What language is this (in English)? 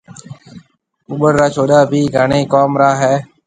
Marwari (Pakistan)